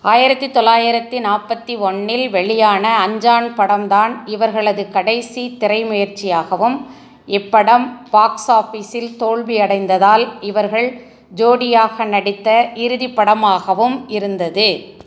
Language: Tamil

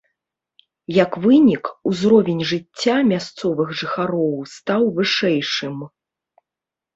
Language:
Belarusian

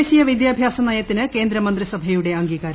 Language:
Malayalam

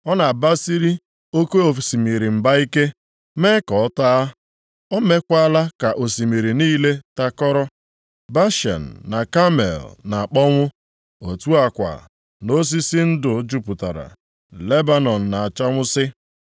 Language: Igbo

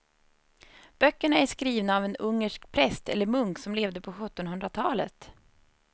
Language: Swedish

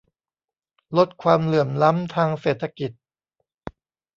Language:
Thai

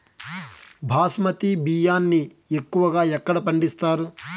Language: Telugu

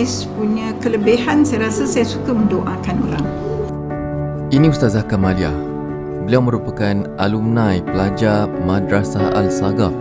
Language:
Malay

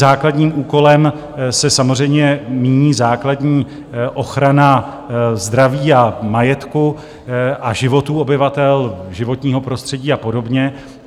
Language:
Czech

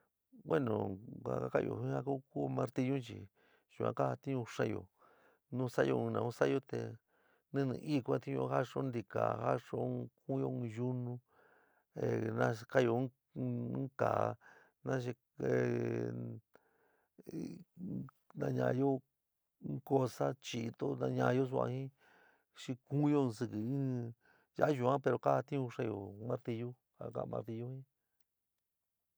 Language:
San Miguel El Grande Mixtec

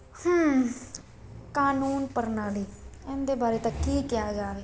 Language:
Punjabi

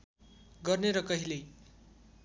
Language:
Nepali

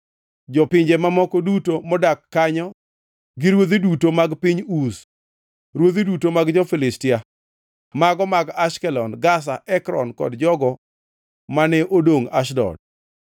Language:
Luo (Kenya and Tanzania)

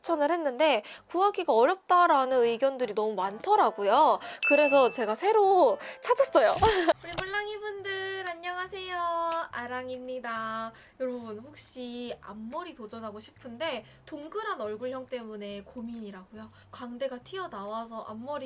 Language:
Korean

